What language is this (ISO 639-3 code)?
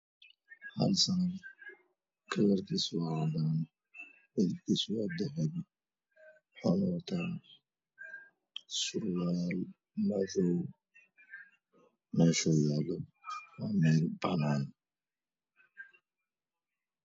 som